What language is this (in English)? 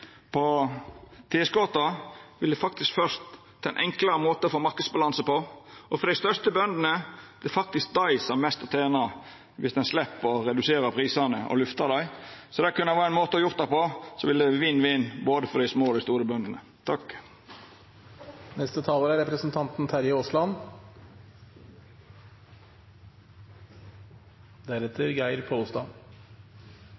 Norwegian